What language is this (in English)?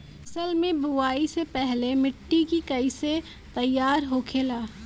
Bhojpuri